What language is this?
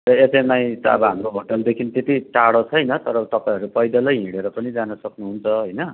Nepali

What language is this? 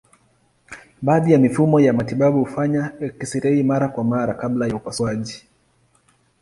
Swahili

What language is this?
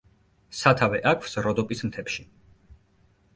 Georgian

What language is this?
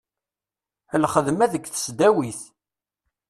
Kabyle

